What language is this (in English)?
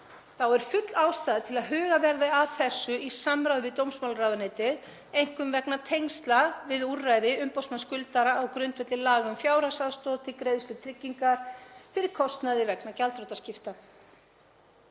Icelandic